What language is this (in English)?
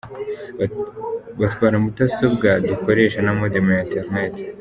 Kinyarwanda